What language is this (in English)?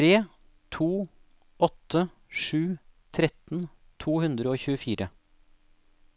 Norwegian